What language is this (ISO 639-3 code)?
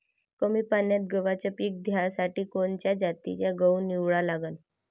mar